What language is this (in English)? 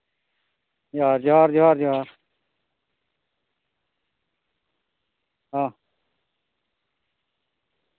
Santali